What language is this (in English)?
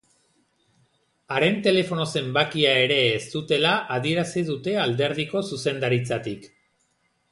Basque